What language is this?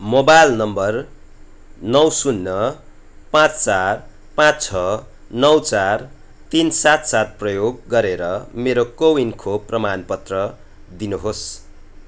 Nepali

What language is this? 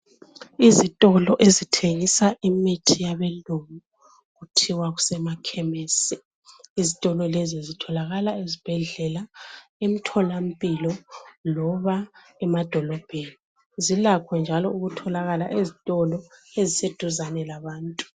North Ndebele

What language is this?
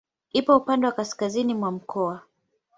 Swahili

